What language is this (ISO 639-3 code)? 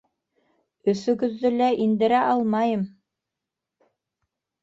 bak